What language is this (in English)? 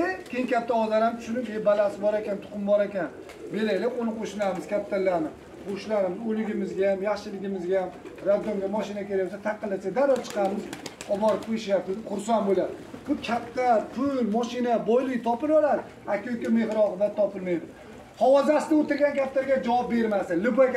Turkish